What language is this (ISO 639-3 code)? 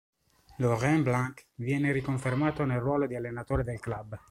ita